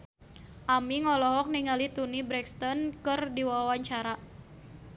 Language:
Sundanese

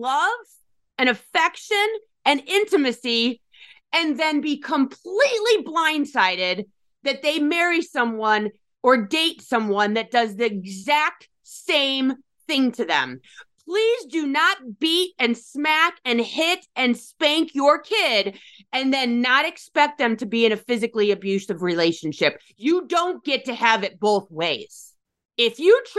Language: English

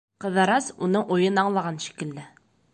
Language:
Bashkir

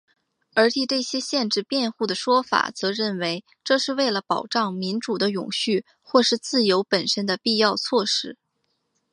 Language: Chinese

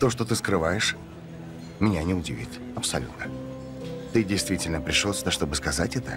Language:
Russian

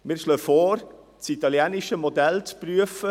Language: Swiss German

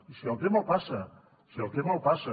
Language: Catalan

